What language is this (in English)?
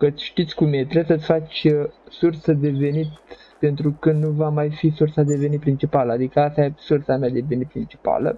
Romanian